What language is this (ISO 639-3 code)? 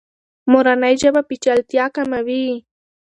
pus